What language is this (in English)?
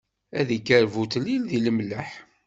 Kabyle